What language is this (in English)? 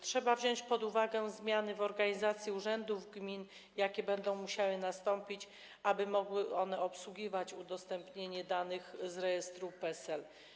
Polish